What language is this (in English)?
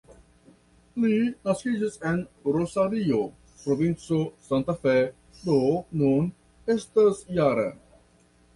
Esperanto